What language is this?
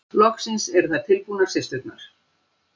Icelandic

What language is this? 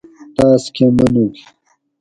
Gawri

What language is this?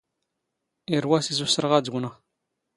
Standard Moroccan Tamazight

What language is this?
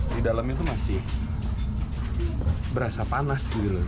Indonesian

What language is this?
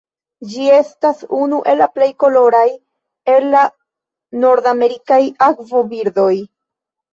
Esperanto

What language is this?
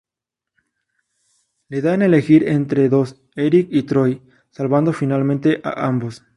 Spanish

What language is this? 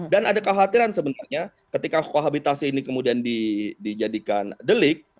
Indonesian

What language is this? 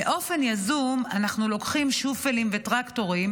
Hebrew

